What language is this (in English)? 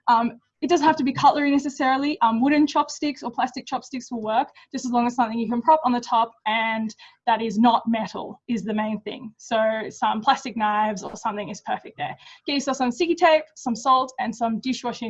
English